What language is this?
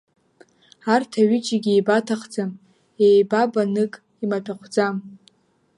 Abkhazian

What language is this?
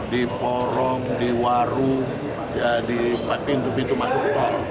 Indonesian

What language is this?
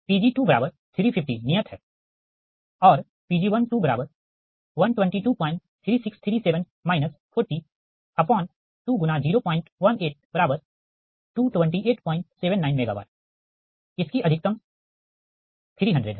Hindi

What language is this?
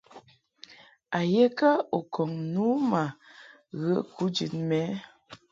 Mungaka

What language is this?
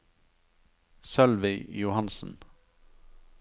Norwegian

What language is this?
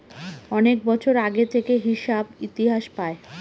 Bangla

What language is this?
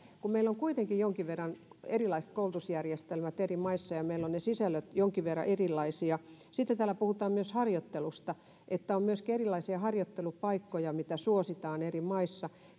Finnish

